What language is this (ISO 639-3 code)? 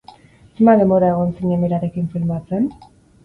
eus